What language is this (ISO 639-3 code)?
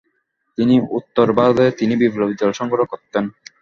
ben